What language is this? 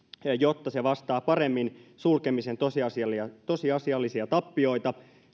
Finnish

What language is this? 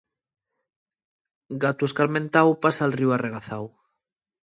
Asturian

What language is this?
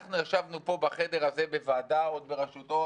Hebrew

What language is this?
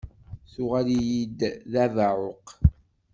Kabyle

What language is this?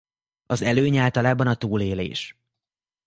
Hungarian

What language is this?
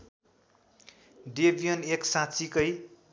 Nepali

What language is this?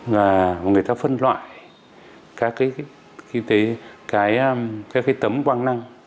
Vietnamese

